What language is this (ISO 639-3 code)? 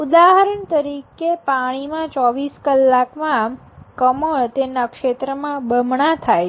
guj